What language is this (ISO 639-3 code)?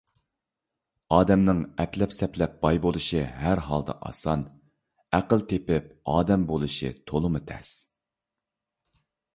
uig